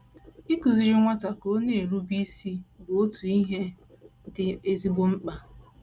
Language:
Igbo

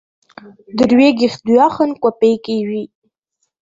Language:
Abkhazian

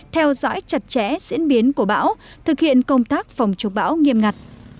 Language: Vietnamese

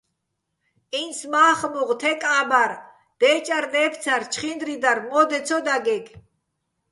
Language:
Bats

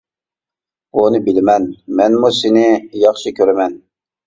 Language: Uyghur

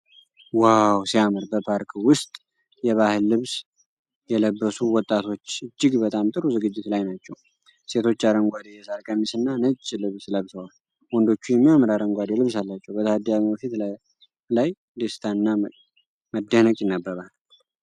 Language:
Amharic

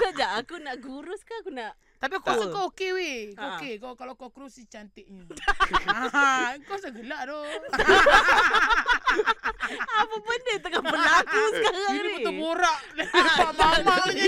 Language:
Malay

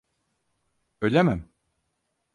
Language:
Turkish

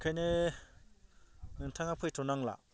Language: Bodo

